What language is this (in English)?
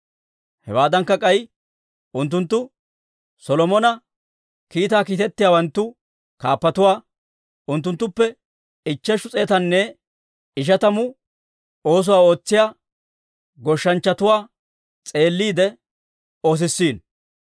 Dawro